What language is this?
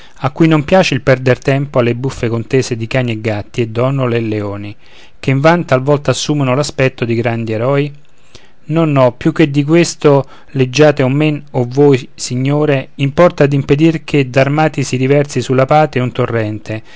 Italian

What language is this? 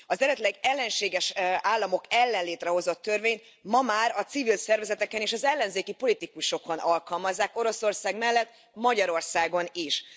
Hungarian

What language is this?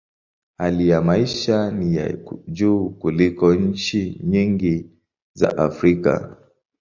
Swahili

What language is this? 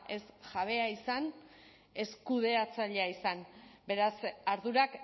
Basque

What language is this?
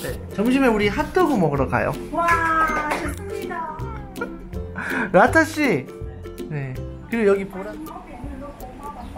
Korean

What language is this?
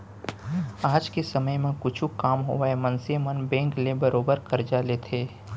Chhattisgarhi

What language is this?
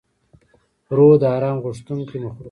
Pashto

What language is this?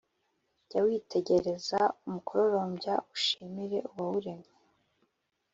Kinyarwanda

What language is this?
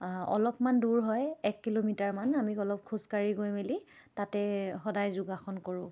Assamese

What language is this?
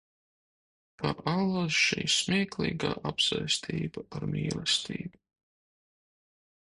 Latvian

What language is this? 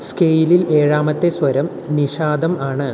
Malayalam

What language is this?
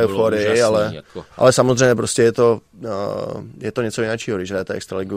Czech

